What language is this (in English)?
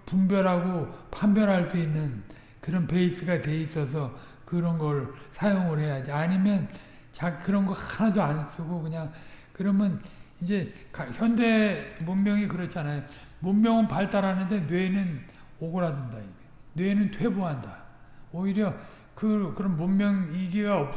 Korean